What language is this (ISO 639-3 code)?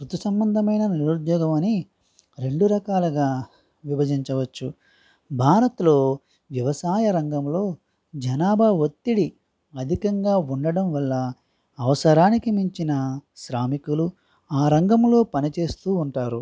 tel